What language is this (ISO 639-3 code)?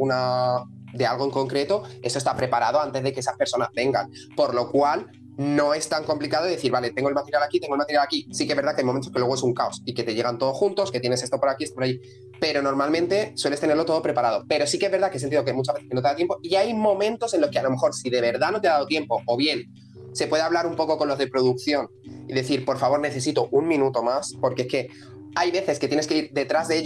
spa